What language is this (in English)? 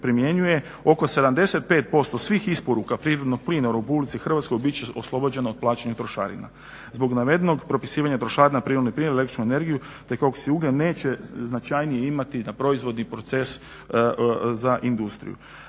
Croatian